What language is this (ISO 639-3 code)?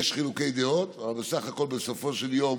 heb